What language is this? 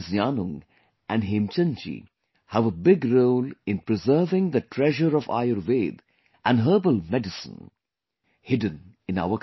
English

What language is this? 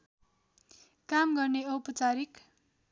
Nepali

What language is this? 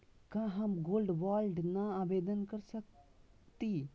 Magahi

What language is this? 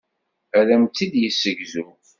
Kabyle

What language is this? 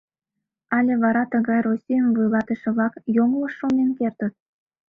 Mari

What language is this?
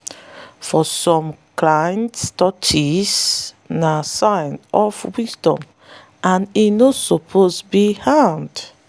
Nigerian Pidgin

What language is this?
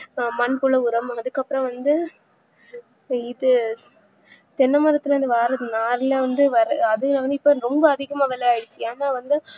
Tamil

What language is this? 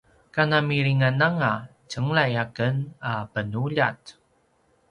Paiwan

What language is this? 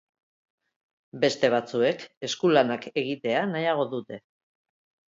Basque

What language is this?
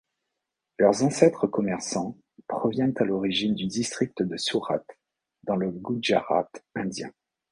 French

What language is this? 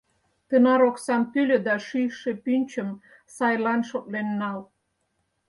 Mari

